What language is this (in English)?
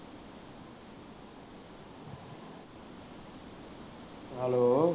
Punjabi